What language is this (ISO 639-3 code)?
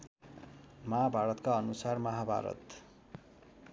nep